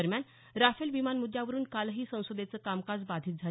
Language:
Marathi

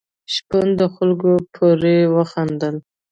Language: Pashto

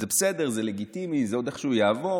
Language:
Hebrew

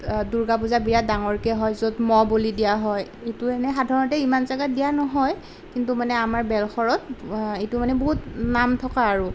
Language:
Assamese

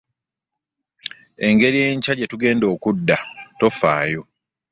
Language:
Ganda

